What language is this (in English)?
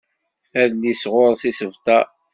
Kabyle